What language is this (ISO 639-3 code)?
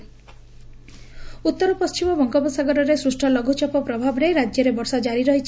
ori